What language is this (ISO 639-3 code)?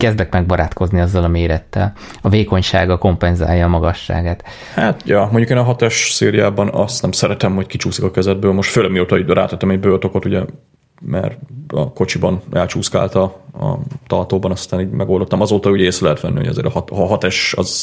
hun